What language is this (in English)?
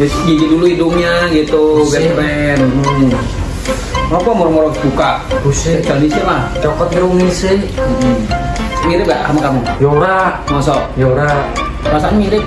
Indonesian